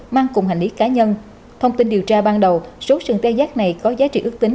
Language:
Vietnamese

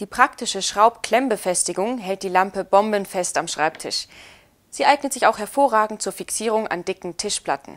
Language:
German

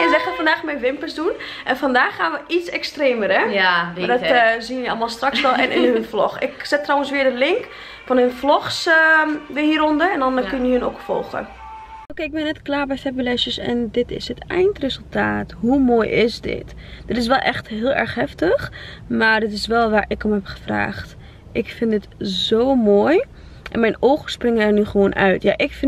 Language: Dutch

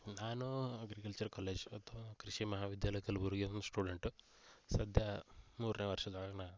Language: Kannada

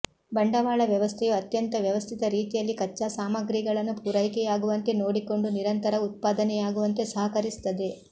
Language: Kannada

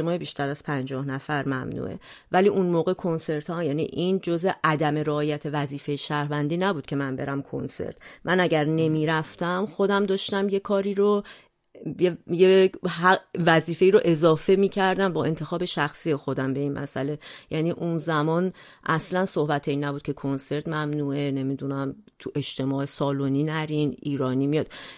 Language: Persian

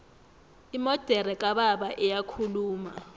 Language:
South Ndebele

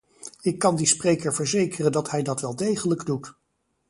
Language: Dutch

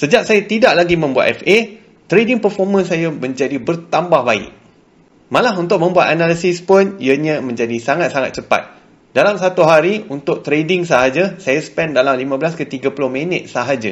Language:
Malay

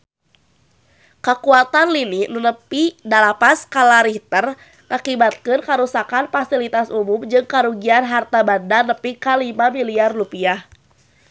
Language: Sundanese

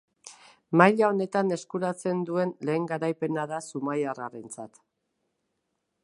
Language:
Basque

